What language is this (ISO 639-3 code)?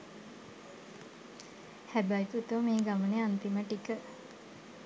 sin